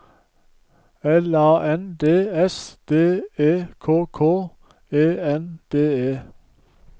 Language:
Norwegian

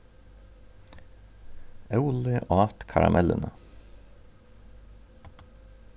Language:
Faroese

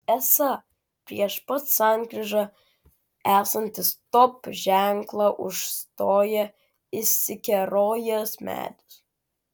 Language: Lithuanian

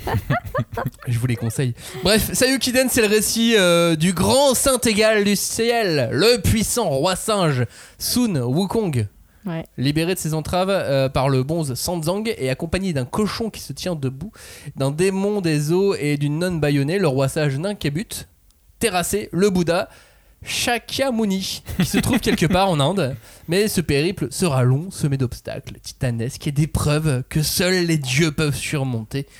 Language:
French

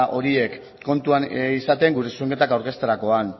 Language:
Basque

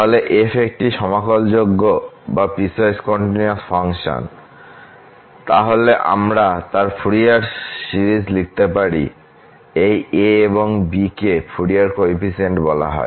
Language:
Bangla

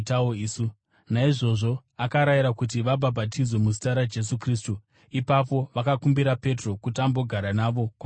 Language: Shona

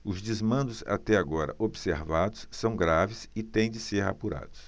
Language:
Portuguese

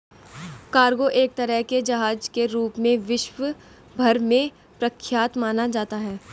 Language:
Hindi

